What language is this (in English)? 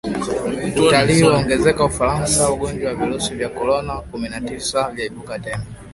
Swahili